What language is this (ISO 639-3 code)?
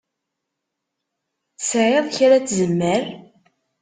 kab